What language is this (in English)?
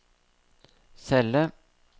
Norwegian